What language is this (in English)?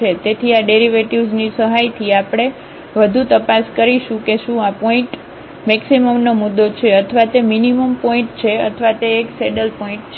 Gujarati